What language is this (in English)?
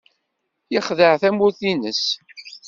Kabyle